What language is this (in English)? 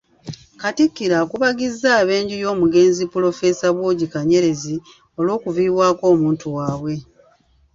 Ganda